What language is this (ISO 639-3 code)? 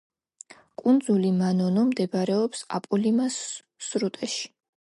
kat